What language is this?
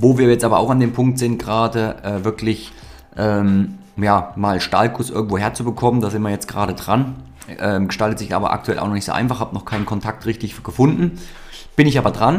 German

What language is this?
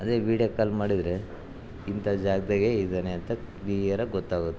Kannada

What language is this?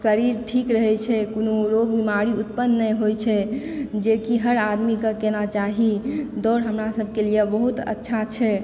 Maithili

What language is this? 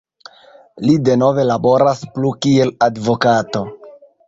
Esperanto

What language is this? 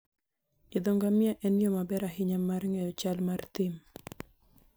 Luo (Kenya and Tanzania)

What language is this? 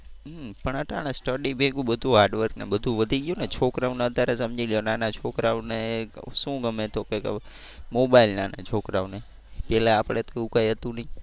Gujarati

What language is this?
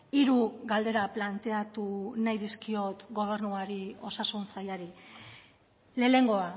Basque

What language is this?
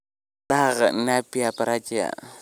Somali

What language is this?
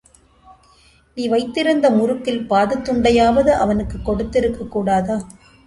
Tamil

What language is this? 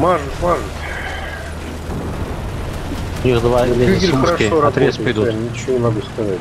Russian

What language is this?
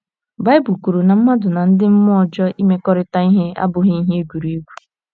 Igbo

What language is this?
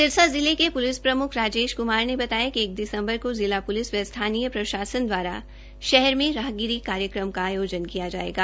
Hindi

